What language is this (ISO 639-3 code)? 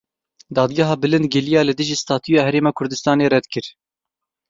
kur